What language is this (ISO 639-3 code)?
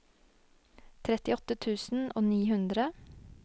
nor